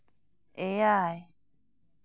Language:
Santali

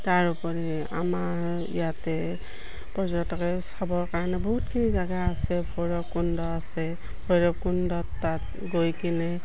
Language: Assamese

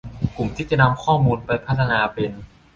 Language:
Thai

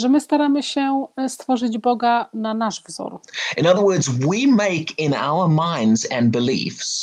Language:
Polish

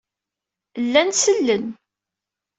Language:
Kabyle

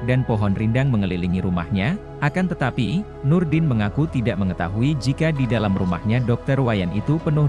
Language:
Indonesian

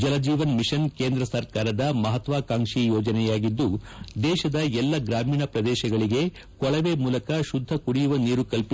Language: Kannada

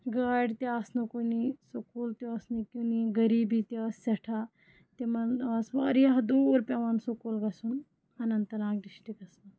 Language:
Kashmiri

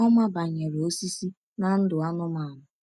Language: Igbo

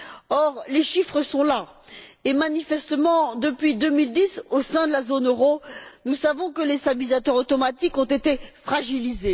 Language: French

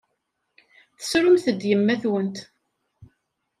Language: Kabyle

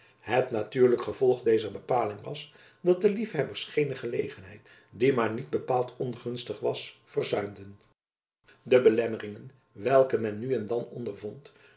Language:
Dutch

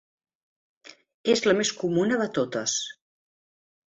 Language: Catalan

